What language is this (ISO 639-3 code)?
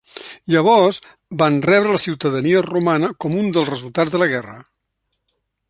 cat